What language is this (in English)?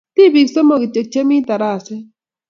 Kalenjin